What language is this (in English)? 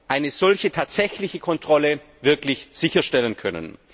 German